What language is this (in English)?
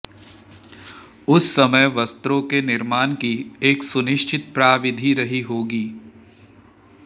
Sanskrit